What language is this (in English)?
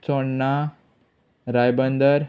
Konkani